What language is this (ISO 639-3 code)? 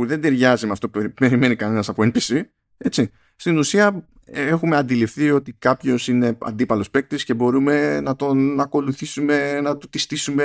ell